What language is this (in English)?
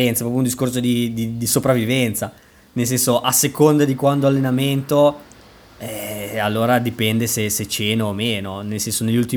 Italian